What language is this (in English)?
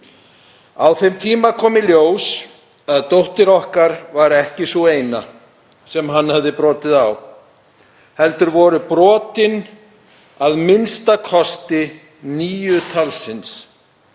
Icelandic